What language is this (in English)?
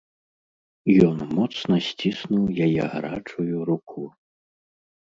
Belarusian